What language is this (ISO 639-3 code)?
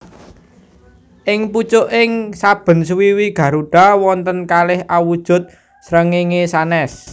jav